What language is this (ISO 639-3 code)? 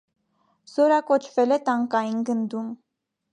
hye